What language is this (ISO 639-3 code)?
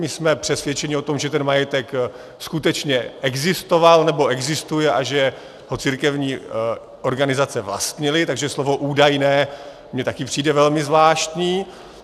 ces